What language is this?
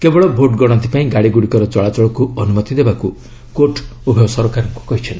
Odia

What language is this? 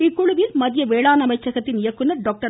Tamil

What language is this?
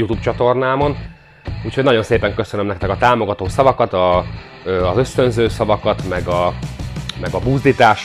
Hungarian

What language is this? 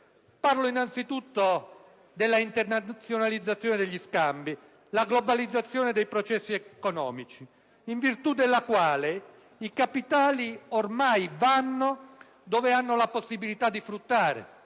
Italian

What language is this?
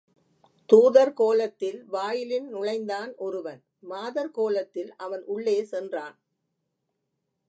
Tamil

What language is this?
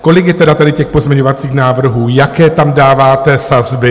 Czech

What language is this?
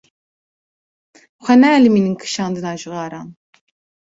Kurdish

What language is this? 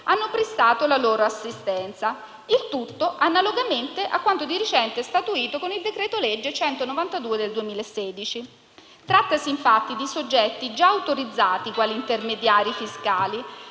Italian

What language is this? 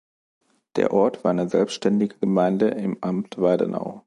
German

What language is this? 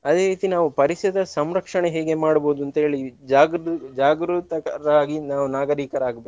Kannada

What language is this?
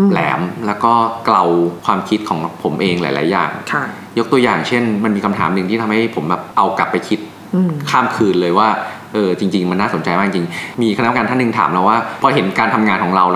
Thai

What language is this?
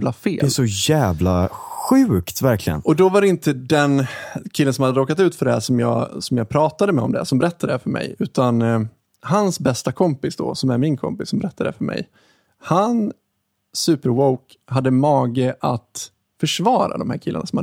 Swedish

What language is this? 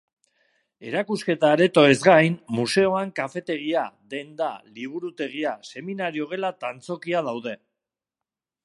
Basque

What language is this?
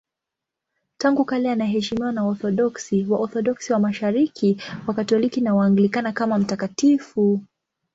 Swahili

